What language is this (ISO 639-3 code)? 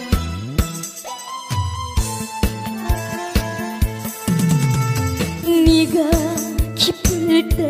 kor